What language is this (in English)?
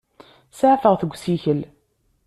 Kabyle